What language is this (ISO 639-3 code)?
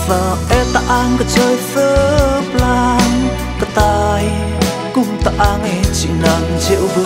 tha